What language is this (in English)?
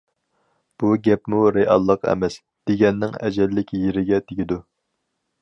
Uyghur